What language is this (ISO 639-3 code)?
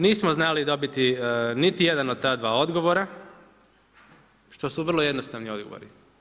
hrv